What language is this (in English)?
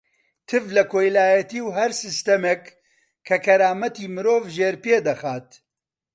Central Kurdish